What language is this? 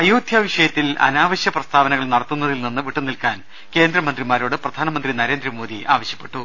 Malayalam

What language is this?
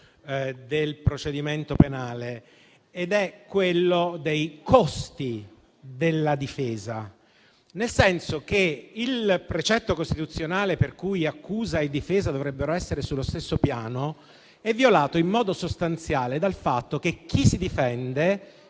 Italian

